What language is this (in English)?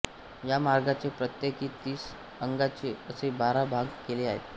Marathi